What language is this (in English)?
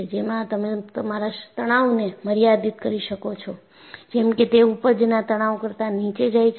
Gujarati